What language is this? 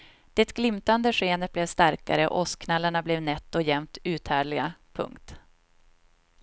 Swedish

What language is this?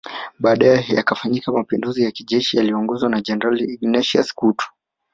Swahili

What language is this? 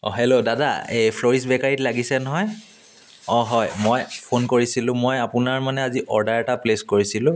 Assamese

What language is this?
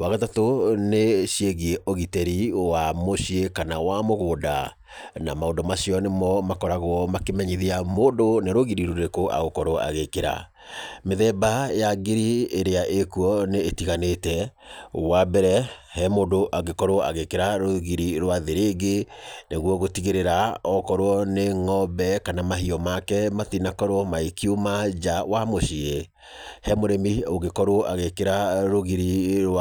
Kikuyu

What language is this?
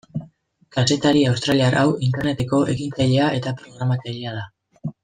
Basque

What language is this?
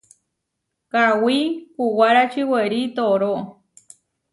Huarijio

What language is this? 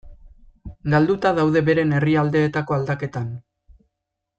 Basque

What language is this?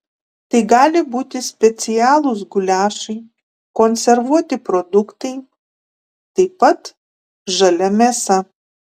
Lithuanian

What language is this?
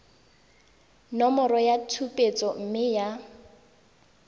Tswana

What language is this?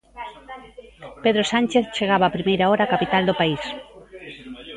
Galician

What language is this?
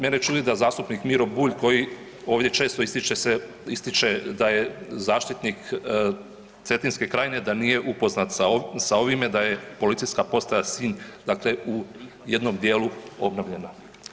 Croatian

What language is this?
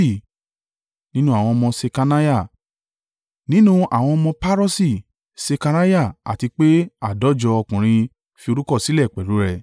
Yoruba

